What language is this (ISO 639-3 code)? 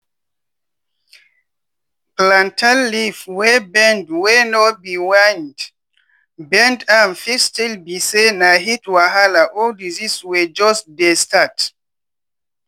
pcm